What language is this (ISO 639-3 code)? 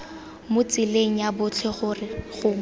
tsn